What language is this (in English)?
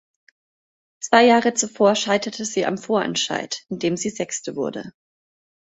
German